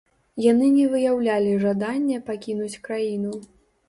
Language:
Belarusian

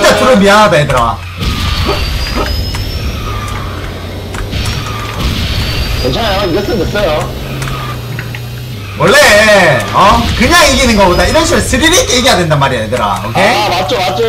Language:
Korean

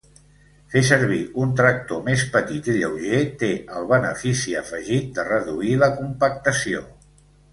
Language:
Catalan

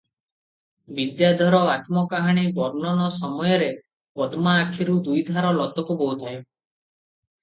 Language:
Odia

